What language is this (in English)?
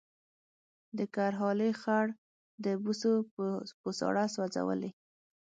Pashto